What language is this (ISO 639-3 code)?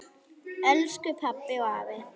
isl